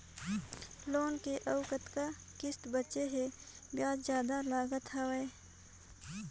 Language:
Chhattisgarhi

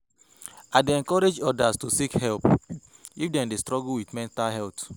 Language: Nigerian Pidgin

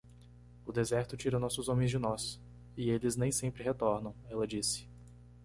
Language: Portuguese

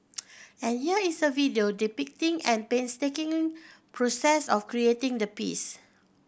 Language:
English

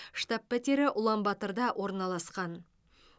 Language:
Kazakh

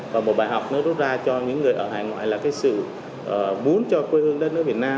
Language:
Vietnamese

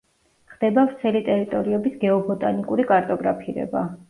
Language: Georgian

